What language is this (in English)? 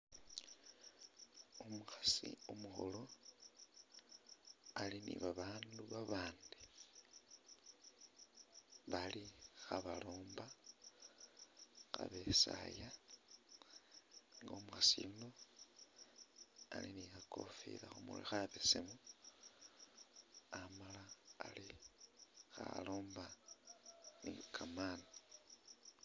Masaaba